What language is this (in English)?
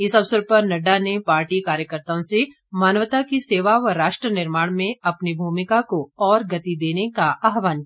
Hindi